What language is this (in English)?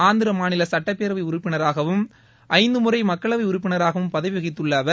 Tamil